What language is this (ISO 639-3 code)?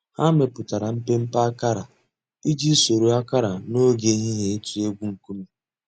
ibo